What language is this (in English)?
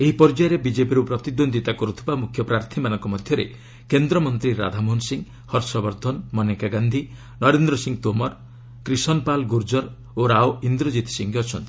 Odia